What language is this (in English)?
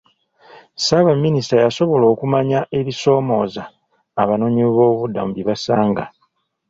Ganda